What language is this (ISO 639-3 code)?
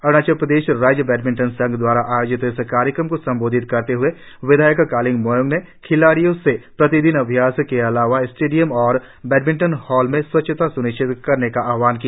hin